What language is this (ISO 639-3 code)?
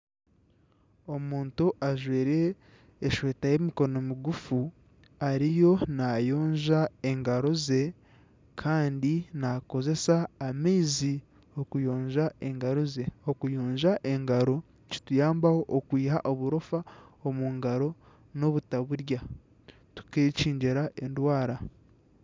nyn